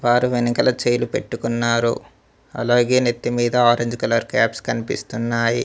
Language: Telugu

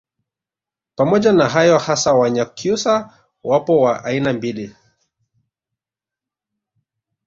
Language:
Swahili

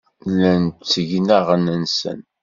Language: Kabyle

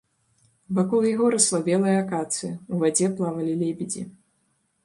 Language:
Belarusian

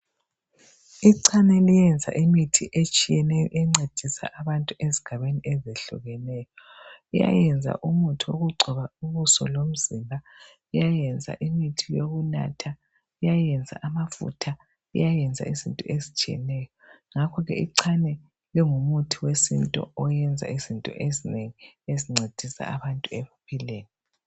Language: North Ndebele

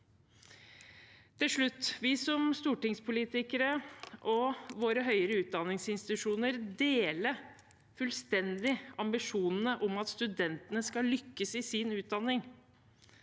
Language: Norwegian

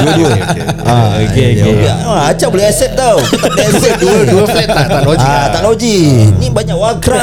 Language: Malay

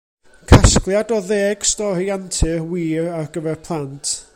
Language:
Welsh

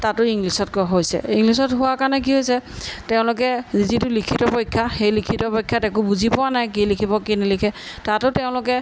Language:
Assamese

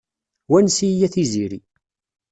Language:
Kabyle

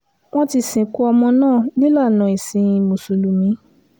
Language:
Yoruba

